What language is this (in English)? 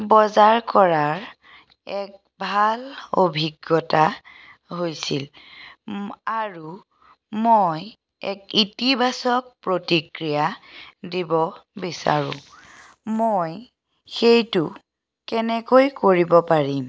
Assamese